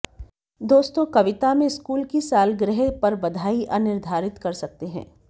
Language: Hindi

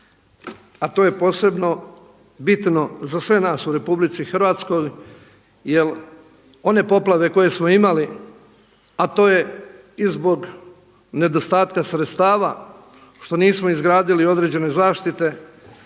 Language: Croatian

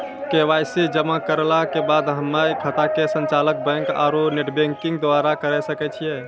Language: Maithili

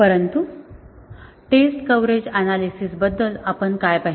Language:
Marathi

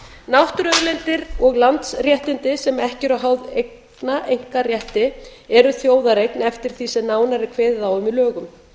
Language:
Icelandic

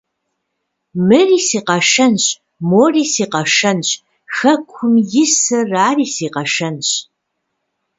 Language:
Kabardian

